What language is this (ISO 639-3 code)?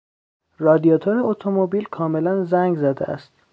fas